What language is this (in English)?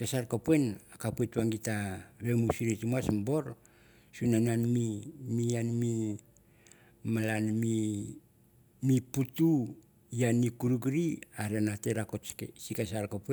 Mandara